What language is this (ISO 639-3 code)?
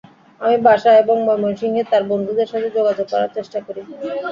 ben